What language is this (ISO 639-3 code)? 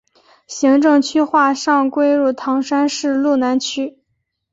zho